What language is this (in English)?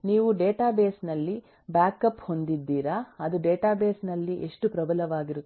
Kannada